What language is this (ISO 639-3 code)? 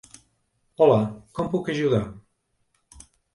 cat